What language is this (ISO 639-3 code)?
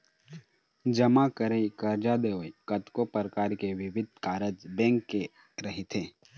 hne